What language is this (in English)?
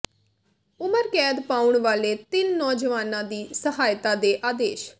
Punjabi